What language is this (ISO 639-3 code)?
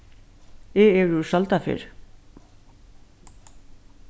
fao